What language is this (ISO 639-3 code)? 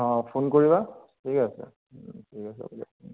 asm